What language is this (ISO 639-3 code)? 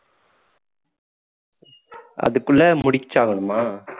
tam